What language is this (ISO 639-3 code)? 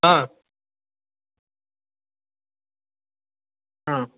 mar